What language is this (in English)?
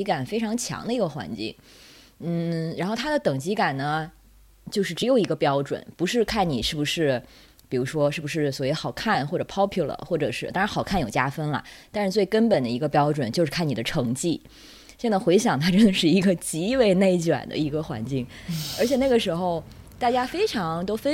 Chinese